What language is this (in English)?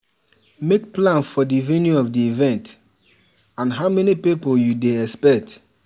Nigerian Pidgin